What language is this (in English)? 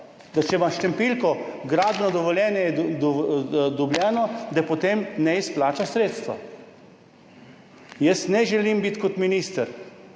Slovenian